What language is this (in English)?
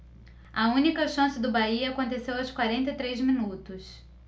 Portuguese